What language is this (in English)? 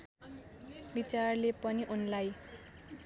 Nepali